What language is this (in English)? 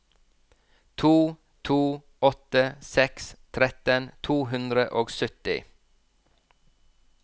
Norwegian